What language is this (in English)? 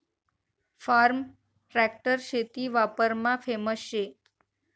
Marathi